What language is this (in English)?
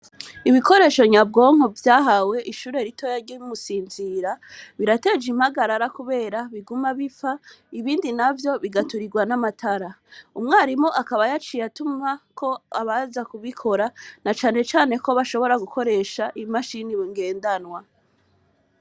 Rundi